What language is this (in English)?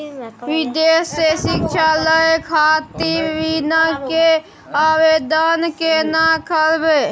Maithili